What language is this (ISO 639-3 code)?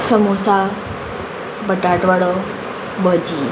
kok